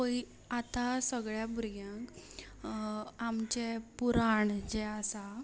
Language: Konkani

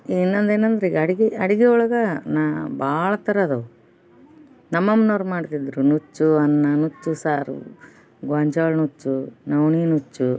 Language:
Kannada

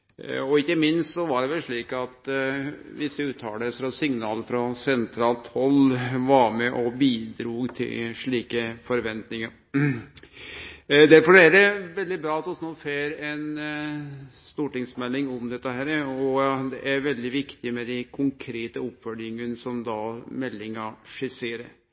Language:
Norwegian Nynorsk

